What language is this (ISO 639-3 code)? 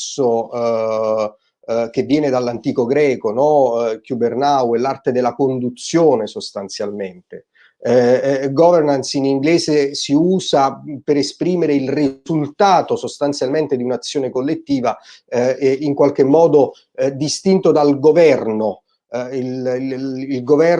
ita